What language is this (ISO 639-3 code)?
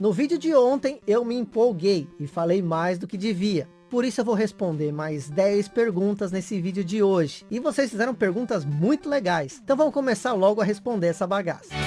por